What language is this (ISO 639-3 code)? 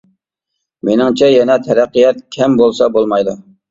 uig